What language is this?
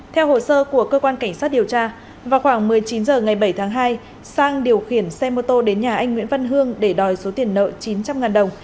Vietnamese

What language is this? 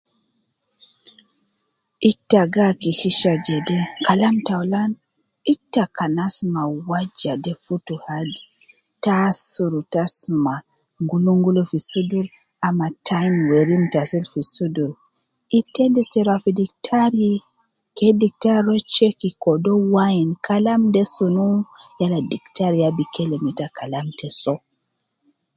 Nubi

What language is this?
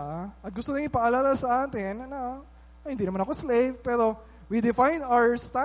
Filipino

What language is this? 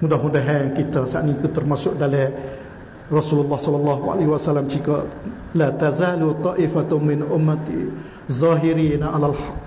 Malay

